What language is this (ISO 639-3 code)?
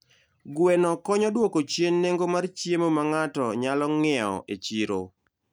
luo